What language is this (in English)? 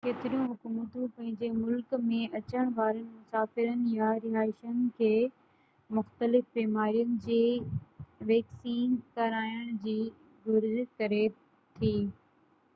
Sindhi